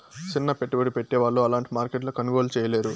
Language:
Telugu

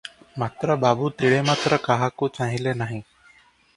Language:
Odia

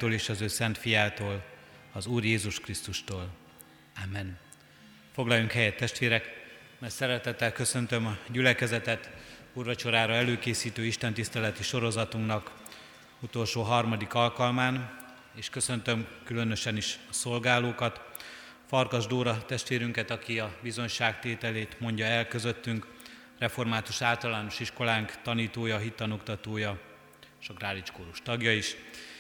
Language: Hungarian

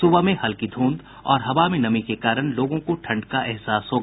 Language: Hindi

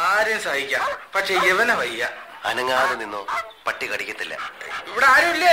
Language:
Malayalam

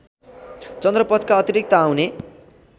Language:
Nepali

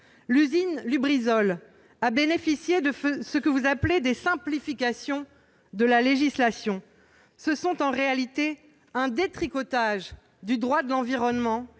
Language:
French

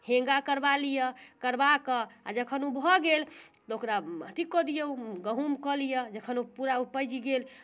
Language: Maithili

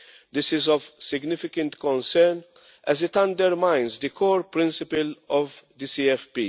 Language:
English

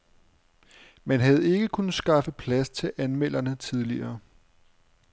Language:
Danish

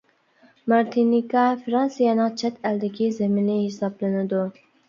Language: Uyghur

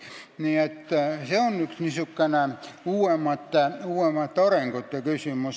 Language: Estonian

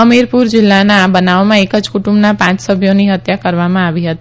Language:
Gujarati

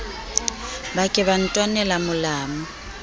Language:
Southern Sotho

